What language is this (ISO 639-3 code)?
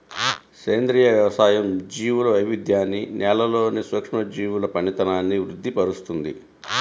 tel